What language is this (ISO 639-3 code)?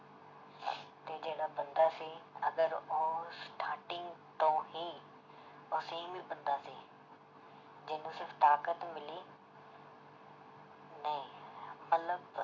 pan